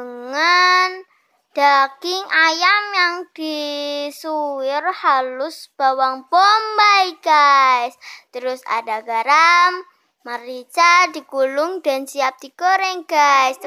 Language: Indonesian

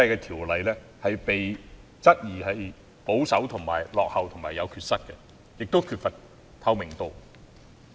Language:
Cantonese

